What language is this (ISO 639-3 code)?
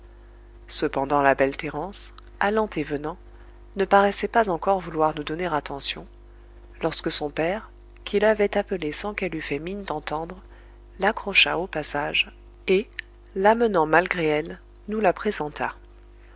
fra